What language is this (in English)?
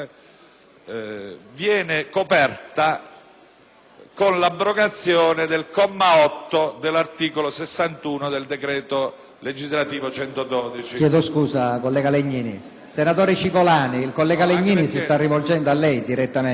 Italian